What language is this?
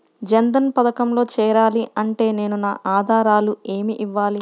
Telugu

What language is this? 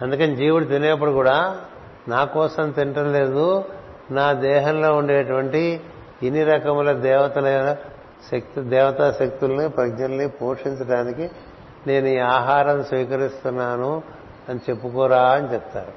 Telugu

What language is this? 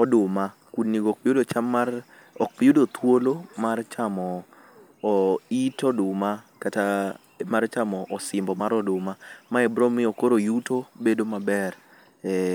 Luo (Kenya and Tanzania)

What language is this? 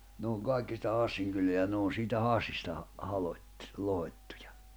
Finnish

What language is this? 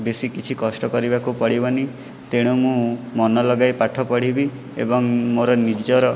Odia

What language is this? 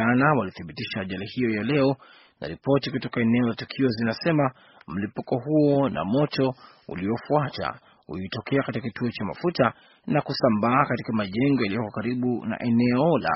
Swahili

